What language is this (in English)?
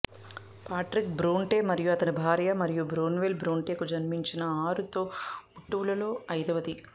Telugu